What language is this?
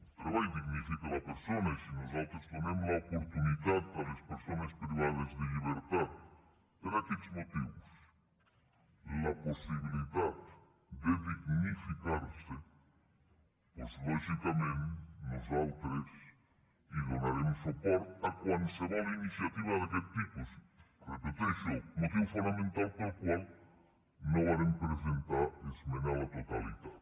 Catalan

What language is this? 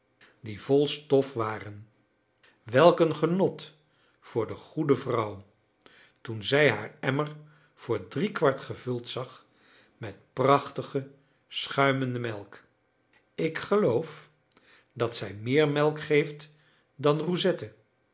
Dutch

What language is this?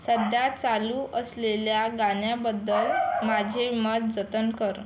Marathi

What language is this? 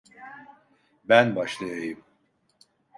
Turkish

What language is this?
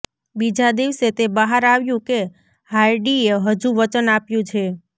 Gujarati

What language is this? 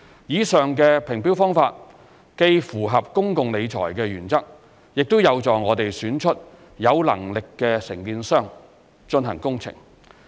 Cantonese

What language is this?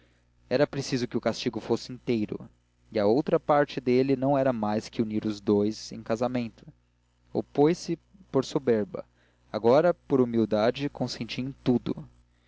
Portuguese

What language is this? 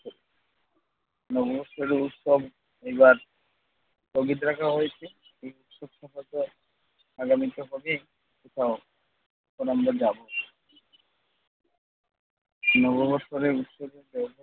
Bangla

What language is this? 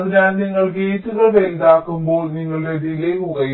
Malayalam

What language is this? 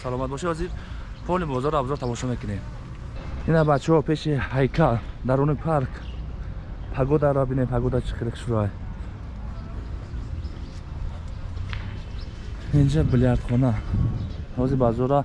Turkish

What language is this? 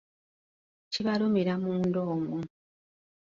Ganda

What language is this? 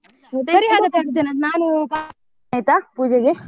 Kannada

